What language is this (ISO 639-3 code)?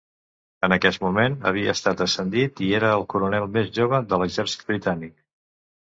cat